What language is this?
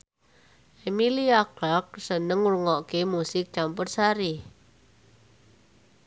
Javanese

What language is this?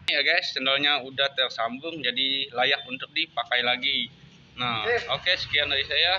Indonesian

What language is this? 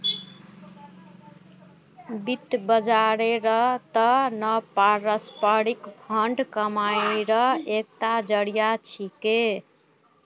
Magahi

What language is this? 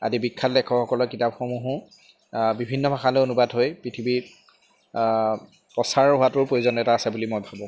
Assamese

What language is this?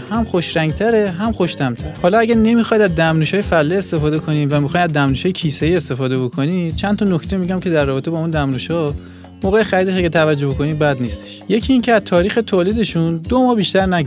Persian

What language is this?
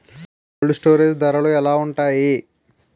Telugu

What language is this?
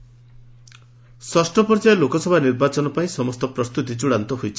Odia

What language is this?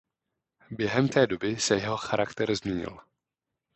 Czech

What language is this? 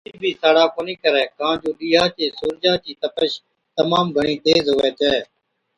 Od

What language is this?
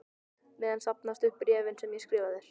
Icelandic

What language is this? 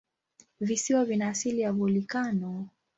Swahili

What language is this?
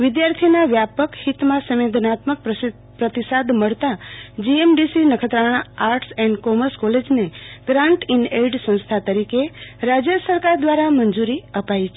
Gujarati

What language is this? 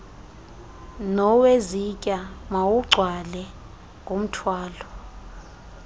Xhosa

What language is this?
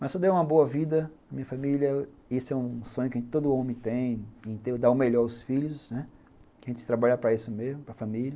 Portuguese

